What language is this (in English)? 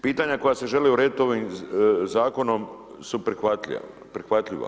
Croatian